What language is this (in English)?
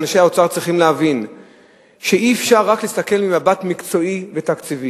Hebrew